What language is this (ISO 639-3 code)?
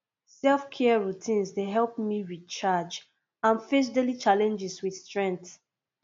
pcm